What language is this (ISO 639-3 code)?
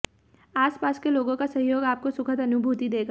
hin